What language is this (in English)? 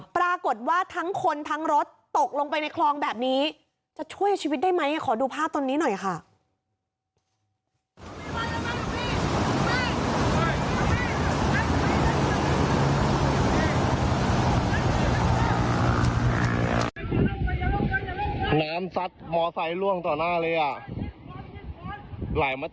Thai